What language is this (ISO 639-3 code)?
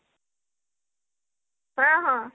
ori